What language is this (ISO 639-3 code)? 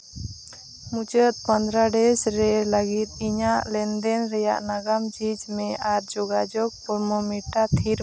sat